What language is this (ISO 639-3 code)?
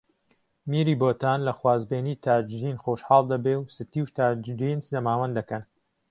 ckb